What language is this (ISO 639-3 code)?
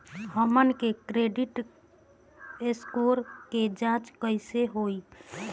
bho